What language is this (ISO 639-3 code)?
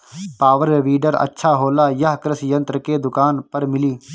bho